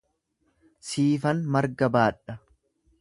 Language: Oromo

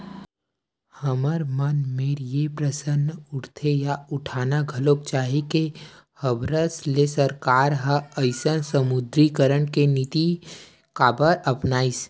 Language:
Chhattisgarhi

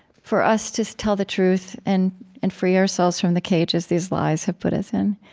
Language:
English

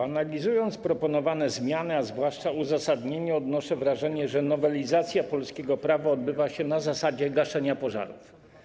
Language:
Polish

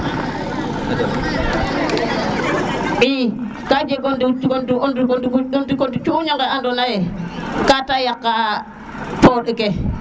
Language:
Serer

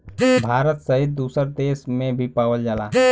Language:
Bhojpuri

